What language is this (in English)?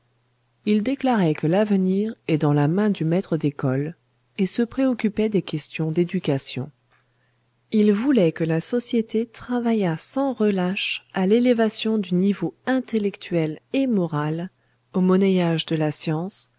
French